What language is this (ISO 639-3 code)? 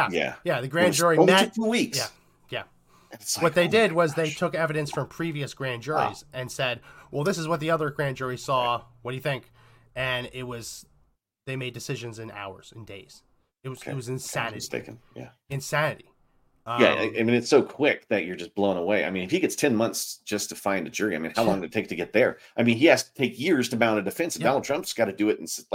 eng